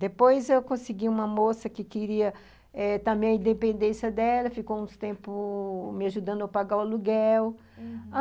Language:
Portuguese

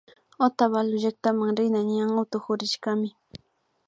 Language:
Imbabura Highland Quichua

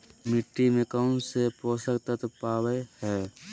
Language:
Magahi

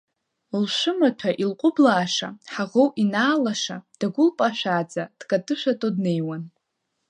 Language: Abkhazian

